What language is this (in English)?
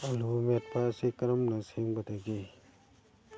Manipuri